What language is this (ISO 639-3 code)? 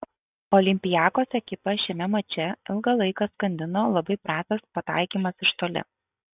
lit